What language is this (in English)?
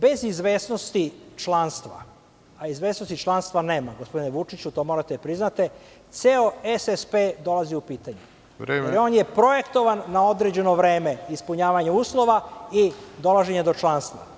Serbian